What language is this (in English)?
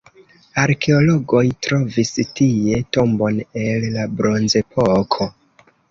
Esperanto